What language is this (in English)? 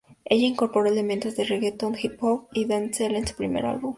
Spanish